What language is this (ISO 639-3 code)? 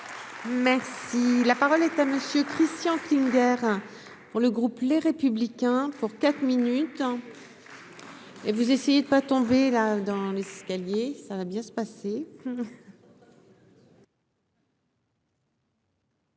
fra